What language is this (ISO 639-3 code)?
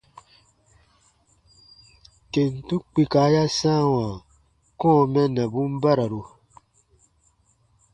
bba